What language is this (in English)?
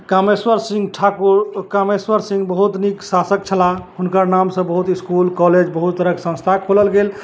Maithili